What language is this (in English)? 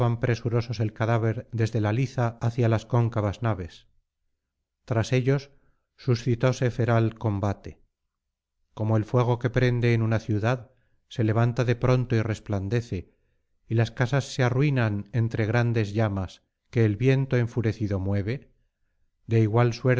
Spanish